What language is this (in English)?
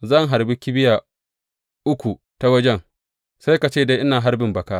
Hausa